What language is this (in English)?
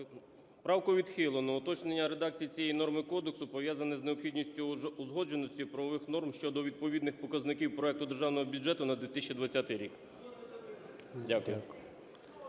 Ukrainian